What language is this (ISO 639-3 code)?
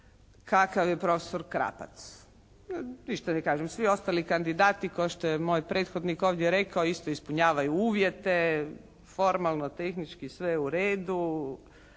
hrv